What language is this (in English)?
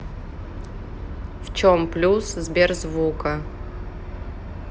Russian